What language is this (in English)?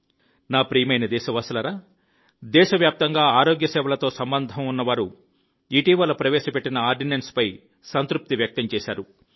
Telugu